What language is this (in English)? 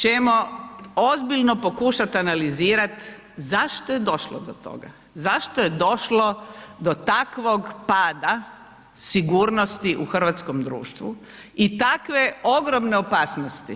Croatian